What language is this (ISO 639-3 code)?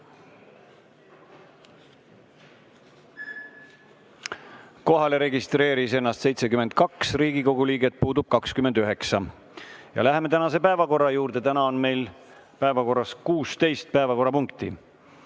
est